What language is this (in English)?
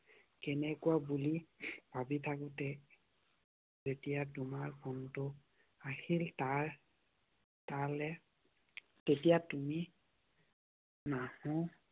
Assamese